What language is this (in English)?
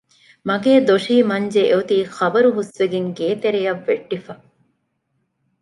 Divehi